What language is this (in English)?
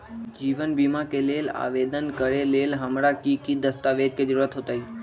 Magahi